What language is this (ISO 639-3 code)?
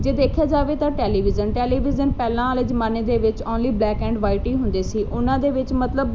pan